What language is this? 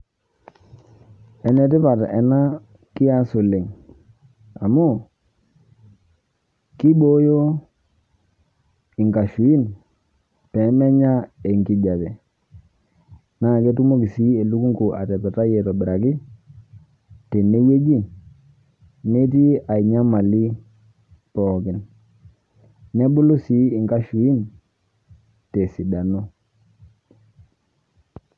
Masai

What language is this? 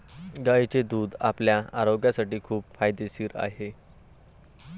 Marathi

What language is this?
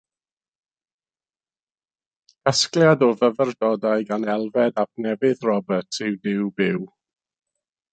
Welsh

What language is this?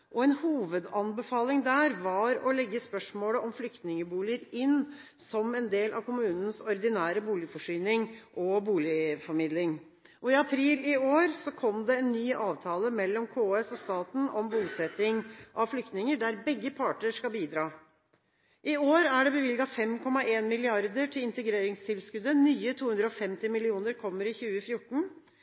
Norwegian Bokmål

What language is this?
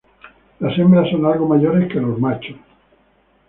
Spanish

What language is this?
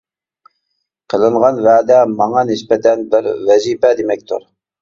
Uyghur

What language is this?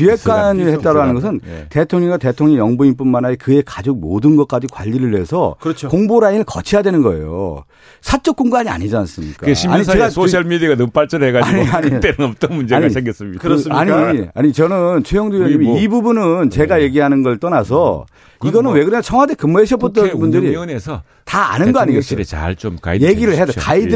Korean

